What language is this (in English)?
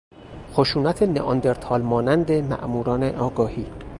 Persian